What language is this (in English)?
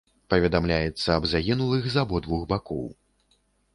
Belarusian